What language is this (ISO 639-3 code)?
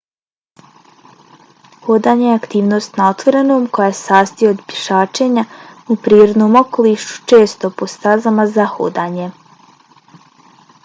bos